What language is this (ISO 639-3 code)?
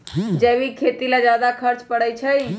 mag